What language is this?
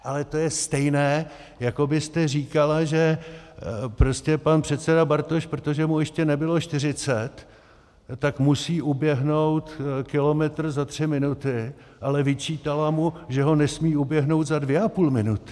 Czech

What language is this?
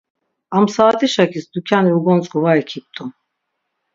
Laz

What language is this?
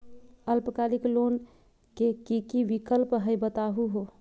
Magahi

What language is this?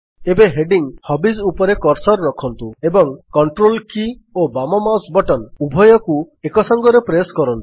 Odia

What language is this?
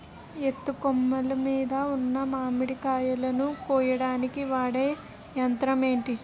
Telugu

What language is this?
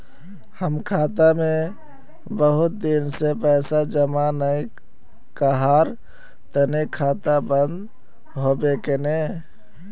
Magahi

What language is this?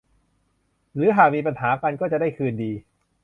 Thai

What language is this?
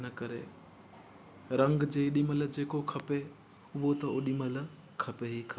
Sindhi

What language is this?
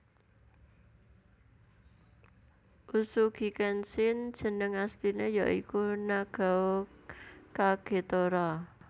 Javanese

